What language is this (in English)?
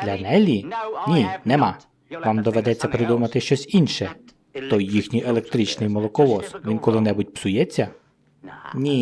Ukrainian